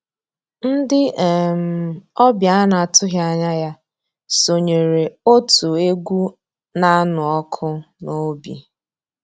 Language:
Igbo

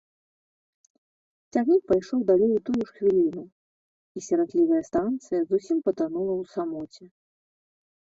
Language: Belarusian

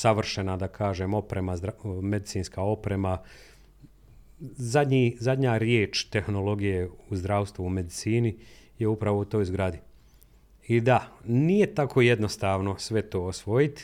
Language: Croatian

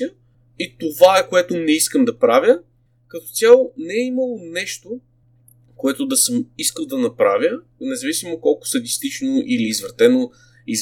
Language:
Bulgarian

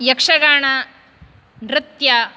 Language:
Sanskrit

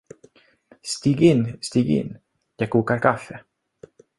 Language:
Swedish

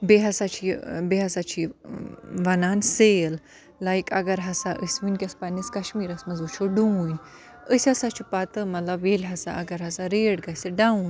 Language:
Kashmiri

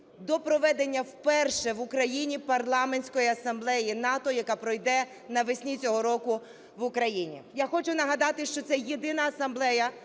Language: Ukrainian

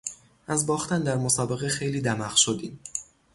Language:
Persian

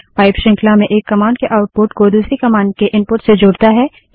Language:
Hindi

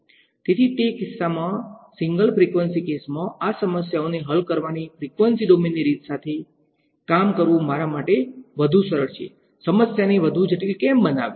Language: Gujarati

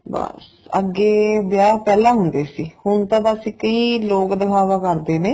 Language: Punjabi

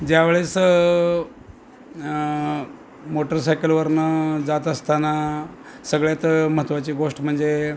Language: Marathi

